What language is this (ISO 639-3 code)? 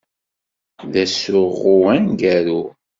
kab